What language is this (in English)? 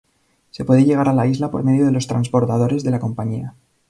Spanish